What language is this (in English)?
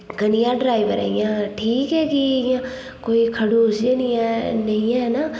Dogri